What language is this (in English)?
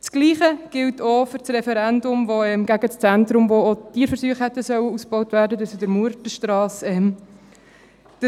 Swiss German